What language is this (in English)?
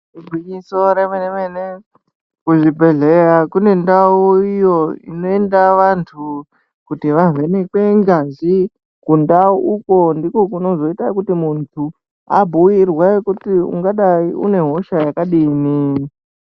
Ndau